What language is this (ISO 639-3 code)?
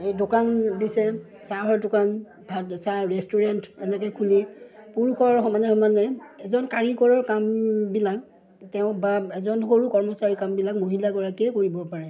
asm